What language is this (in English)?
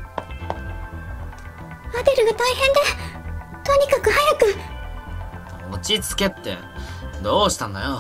Japanese